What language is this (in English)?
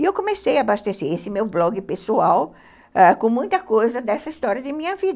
Portuguese